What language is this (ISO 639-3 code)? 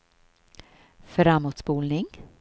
swe